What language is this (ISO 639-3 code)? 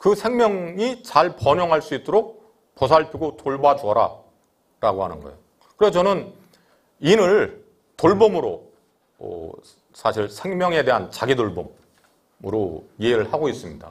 kor